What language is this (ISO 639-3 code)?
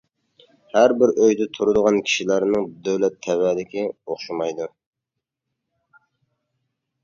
uig